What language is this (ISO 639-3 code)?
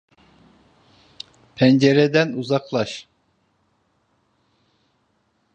tur